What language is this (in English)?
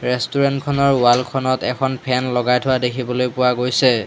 Assamese